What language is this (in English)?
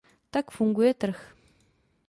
Czech